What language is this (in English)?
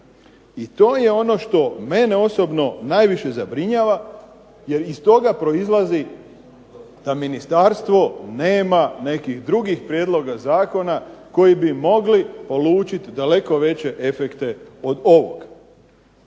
Croatian